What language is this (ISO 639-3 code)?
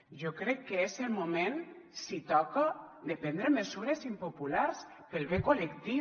cat